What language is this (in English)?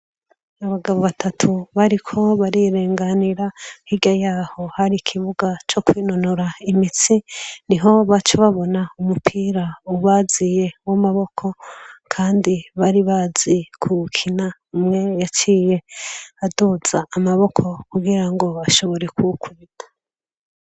Rundi